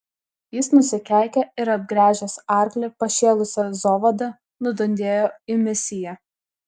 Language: Lithuanian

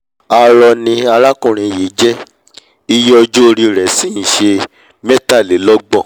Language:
Yoruba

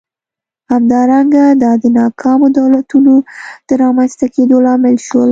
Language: Pashto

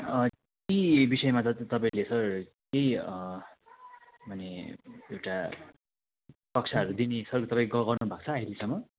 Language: Nepali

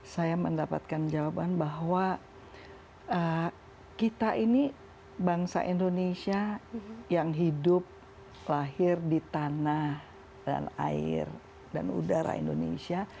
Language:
Indonesian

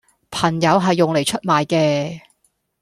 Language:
Cantonese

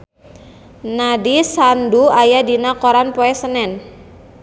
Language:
Sundanese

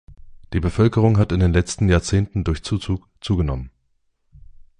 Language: German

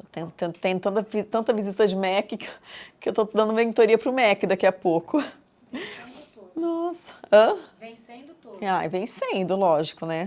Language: Portuguese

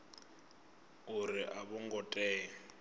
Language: Venda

